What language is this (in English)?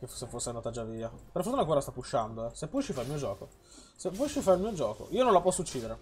Italian